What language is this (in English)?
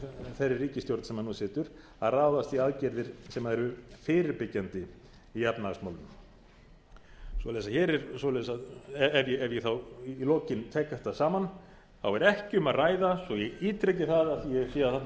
Icelandic